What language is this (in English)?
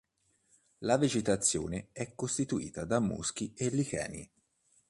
Italian